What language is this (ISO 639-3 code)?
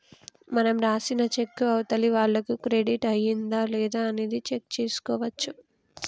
tel